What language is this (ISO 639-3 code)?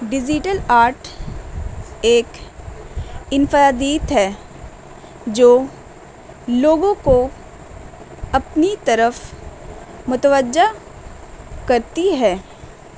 urd